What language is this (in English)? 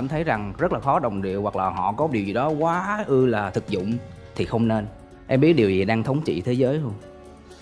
Vietnamese